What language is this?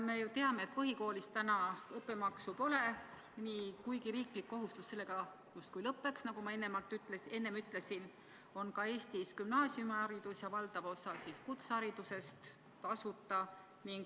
Estonian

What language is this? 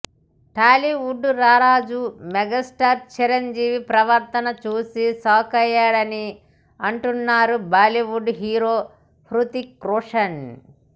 Telugu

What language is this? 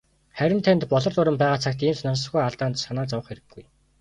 Mongolian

